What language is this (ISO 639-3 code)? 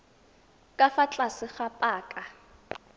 tsn